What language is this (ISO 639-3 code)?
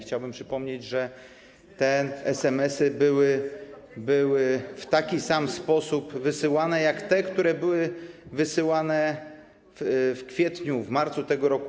pol